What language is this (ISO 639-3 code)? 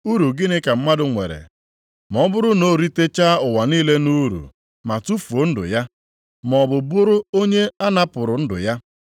ibo